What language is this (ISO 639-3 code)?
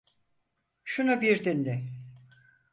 tur